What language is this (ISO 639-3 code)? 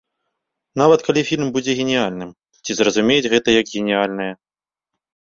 bel